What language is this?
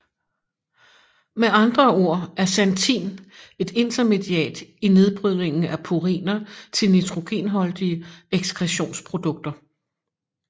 Danish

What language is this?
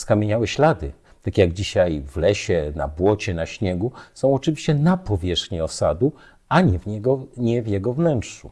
Polish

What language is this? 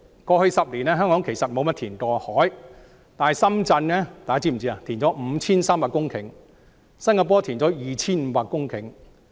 Cantonese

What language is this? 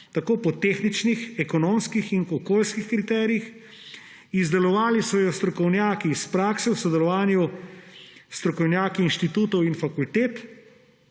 Slovenian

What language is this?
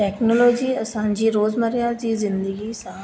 Sindhi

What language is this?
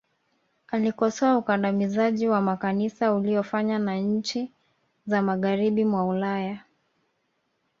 Swahili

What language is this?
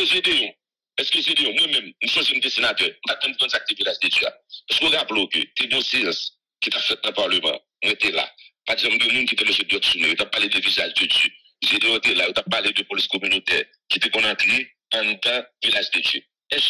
French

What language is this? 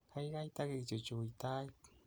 Kalenjin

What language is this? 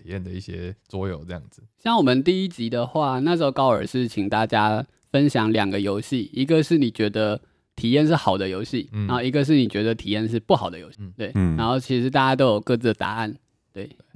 Chinese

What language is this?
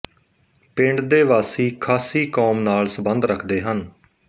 Punjabi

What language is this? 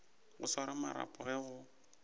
Northern Sotho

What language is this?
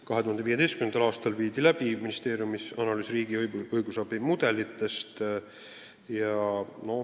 Estonian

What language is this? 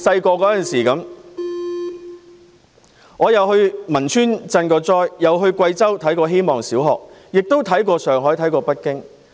Cantonese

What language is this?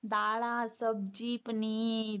Punjabi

